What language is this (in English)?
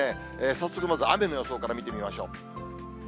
Japanese